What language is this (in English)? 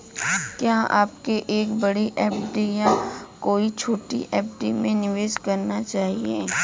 Hindi